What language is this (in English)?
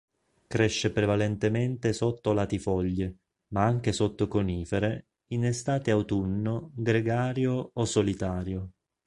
Italian